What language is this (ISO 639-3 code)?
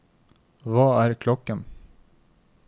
nor